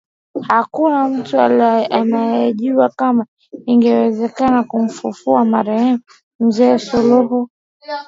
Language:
Swahili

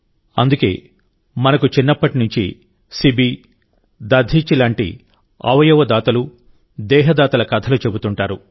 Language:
Telugu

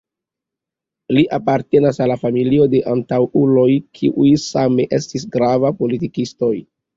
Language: Esperanto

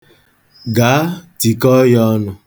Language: Igbo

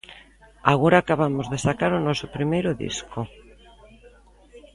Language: Galician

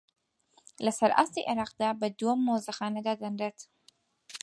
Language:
Central Kurdish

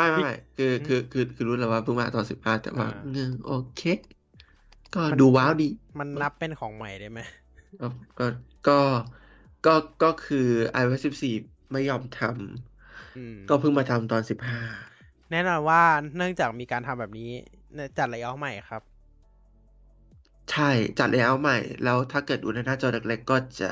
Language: Thai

